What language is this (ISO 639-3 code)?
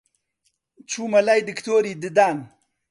ckb